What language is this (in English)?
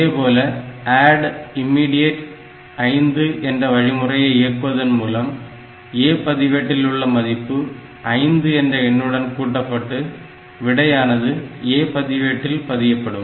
Tamil